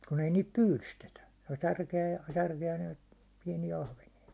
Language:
Finnish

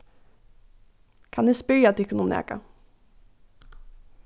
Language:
Faroese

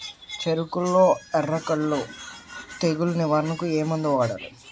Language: Telugu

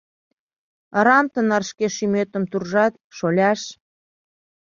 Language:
Mari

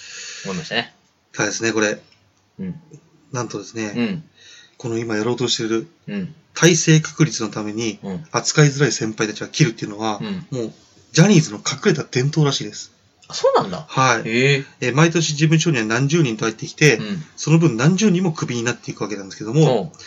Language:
Japanese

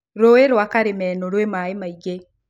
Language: Kikuyu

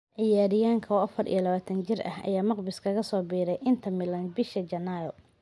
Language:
Somali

